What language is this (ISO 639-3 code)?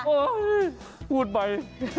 tha